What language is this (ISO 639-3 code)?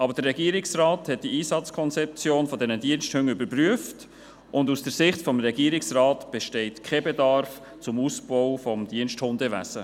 gsw